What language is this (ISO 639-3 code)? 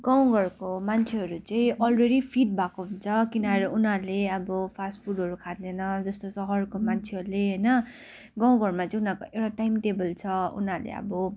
nep